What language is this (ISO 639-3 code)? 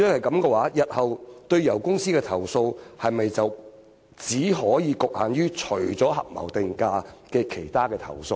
yue